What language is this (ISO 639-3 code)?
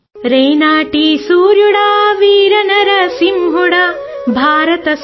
tel